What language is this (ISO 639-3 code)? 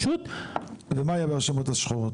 heb